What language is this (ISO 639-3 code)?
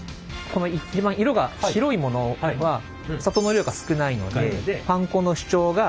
jpn